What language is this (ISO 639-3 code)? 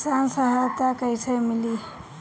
bho